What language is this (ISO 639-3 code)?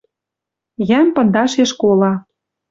mrj